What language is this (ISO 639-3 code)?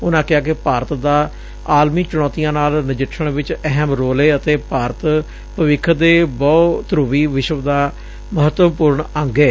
pan